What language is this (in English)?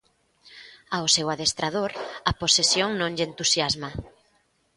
Galician